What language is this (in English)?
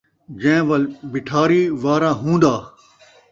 Saraiki